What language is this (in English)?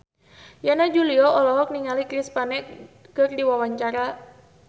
Sundanese